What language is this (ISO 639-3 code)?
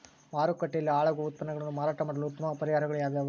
kan